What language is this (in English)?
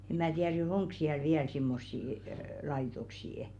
Finnish